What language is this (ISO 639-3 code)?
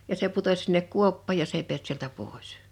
fin